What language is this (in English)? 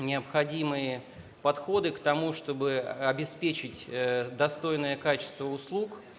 Russian